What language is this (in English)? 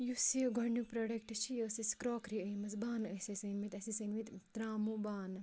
Kashmiri